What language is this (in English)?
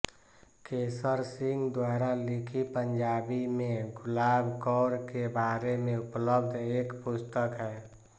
Hindi